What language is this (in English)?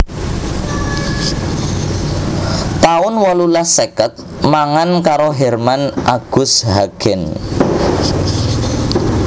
Javanese